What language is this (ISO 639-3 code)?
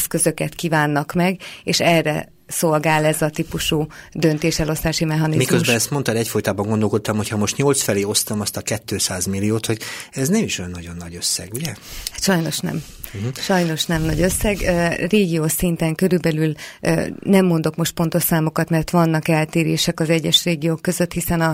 hun